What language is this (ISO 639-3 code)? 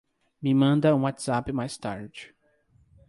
por